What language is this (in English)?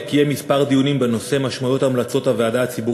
Hebrew